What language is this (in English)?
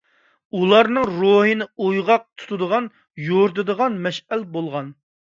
Uyghur